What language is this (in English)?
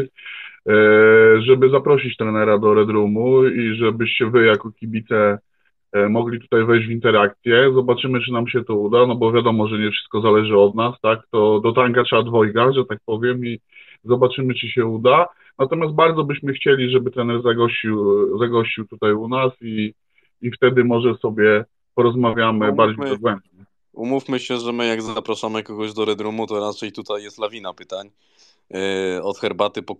Polish